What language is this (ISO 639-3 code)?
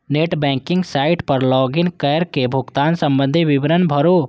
mai